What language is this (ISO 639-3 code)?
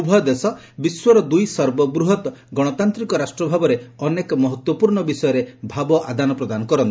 ori